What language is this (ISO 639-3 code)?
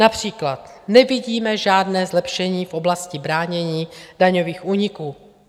ces